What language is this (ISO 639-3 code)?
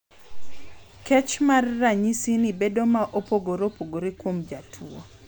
luo